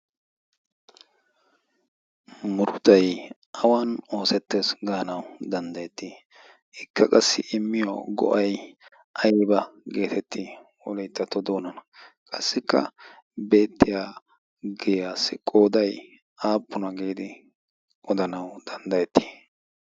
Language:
Wolaytta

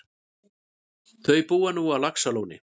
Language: Icelandic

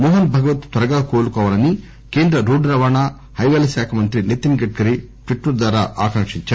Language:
Telugu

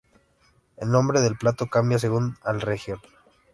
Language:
Spanish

